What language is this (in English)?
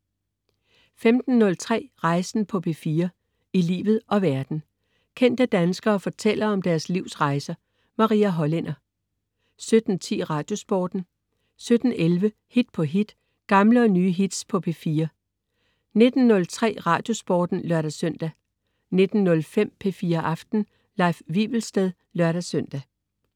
Danish